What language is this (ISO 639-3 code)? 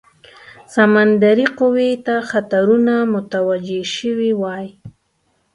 pus